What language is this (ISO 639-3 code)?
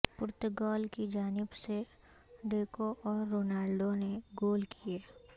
urd